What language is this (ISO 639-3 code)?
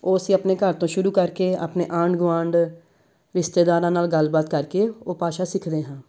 pan